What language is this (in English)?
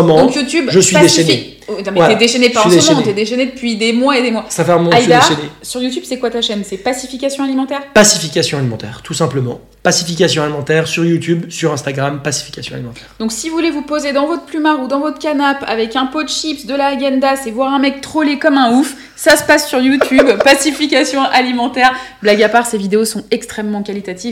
French